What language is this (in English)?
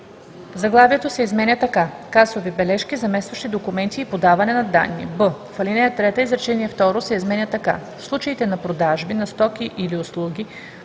Bulgarian